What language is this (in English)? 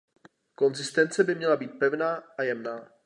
Czech